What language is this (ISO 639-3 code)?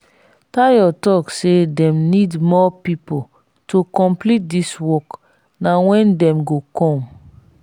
pcm